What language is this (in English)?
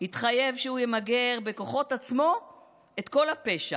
Hebrew